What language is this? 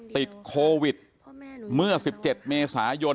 Thai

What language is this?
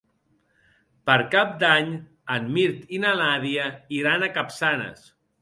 Catalan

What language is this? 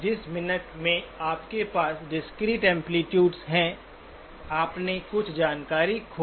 Hindi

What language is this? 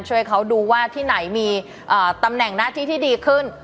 Thai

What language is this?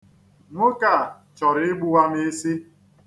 Igbo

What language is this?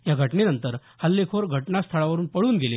Marathi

